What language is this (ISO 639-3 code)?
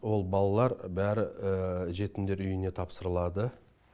kaz